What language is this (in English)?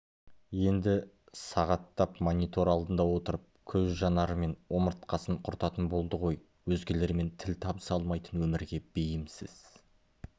Kazakh